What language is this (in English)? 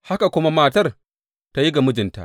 Hausa